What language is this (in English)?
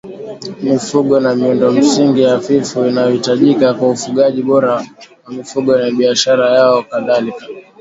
Swahili